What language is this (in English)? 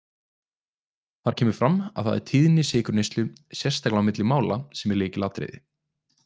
Icelandic